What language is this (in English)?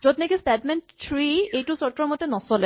Assamese